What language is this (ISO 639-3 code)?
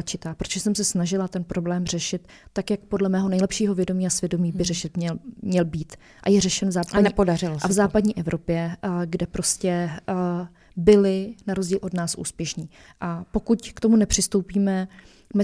ces